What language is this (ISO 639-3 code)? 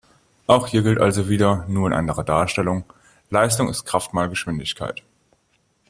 deu